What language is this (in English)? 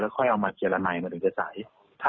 Thai